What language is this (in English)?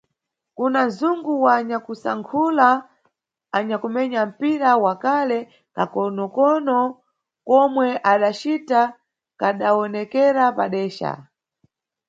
Nyungwe